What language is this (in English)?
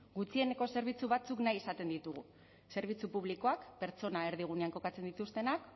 Basque